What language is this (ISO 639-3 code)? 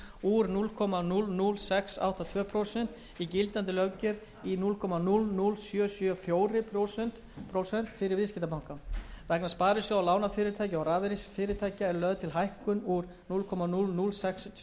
isl